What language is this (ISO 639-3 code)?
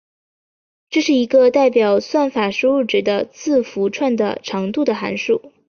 zho